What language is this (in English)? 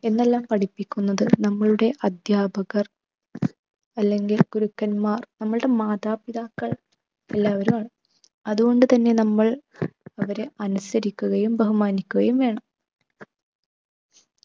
Malayalam